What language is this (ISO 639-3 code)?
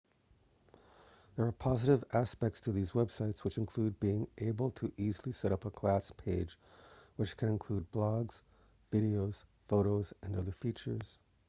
eng